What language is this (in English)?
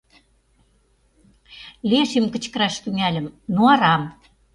Mari